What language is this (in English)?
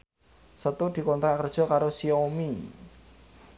Javanese